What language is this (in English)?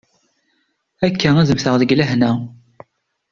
Kabyle